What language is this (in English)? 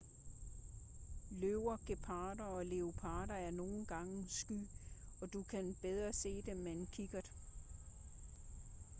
Danish